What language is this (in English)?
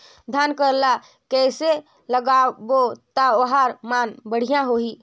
Chhattisgarhi